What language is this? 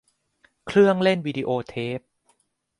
Thai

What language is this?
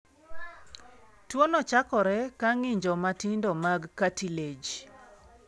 Luo (Kenya and Tanzania)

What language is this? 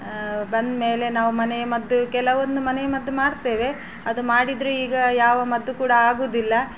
Kannada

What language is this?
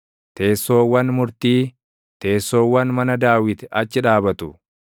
Oromo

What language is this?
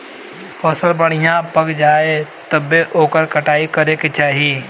Bhojpuri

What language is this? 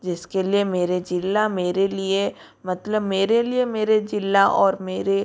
Hindi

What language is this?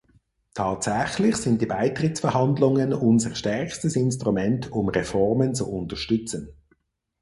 German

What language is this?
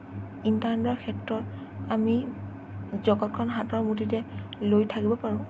Assamese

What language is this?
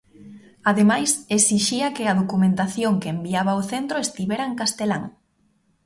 Galician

